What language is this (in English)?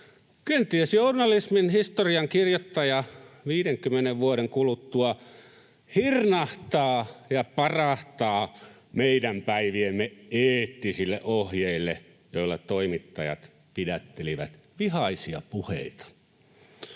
Finnish